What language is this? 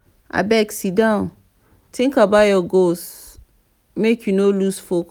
Nigerian Pidgin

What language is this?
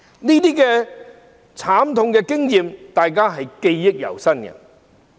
Cantonese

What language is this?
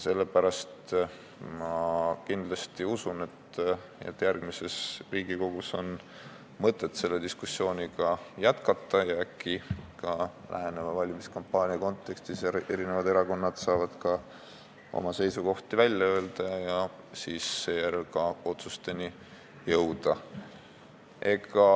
Estonian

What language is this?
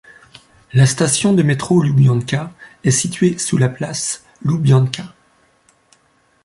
French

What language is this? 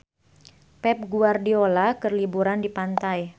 Sundanese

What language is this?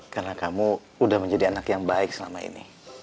Indonesian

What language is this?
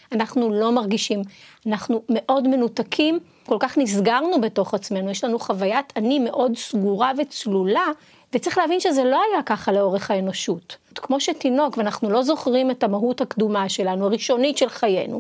Hebrew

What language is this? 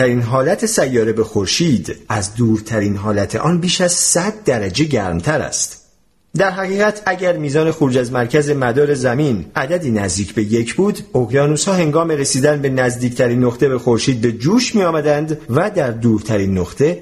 Persian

